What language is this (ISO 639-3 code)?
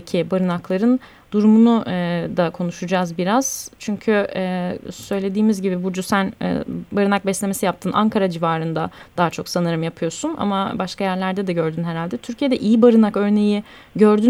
tur